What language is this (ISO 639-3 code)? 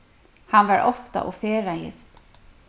fao